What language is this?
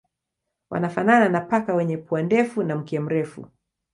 Swahili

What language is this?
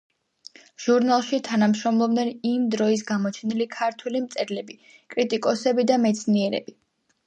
Georgian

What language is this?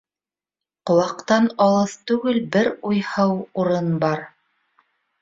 Bashkir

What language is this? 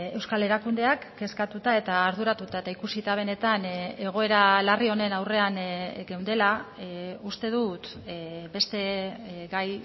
Basque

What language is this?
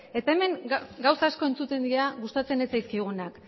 Basque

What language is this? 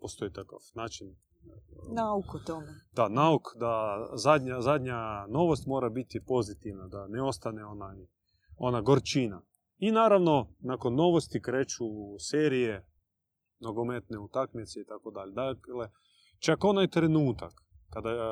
Croatian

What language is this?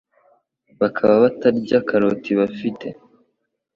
Kinyarwanda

